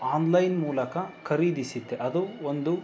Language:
Kannada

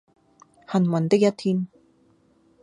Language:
Cantonese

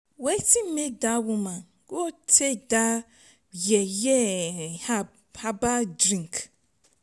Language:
Nigerian Pidgin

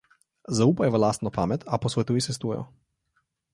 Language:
Slovenian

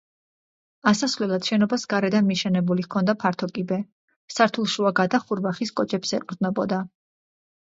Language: Georgian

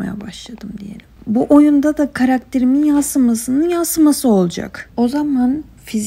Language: Turkish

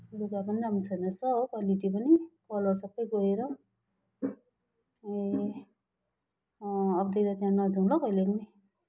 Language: Nepali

